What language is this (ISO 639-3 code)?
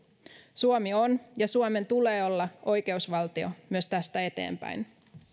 fin